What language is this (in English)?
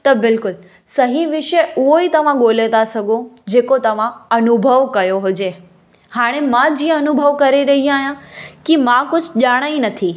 Sindhi